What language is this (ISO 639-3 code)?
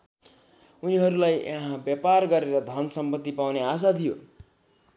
nep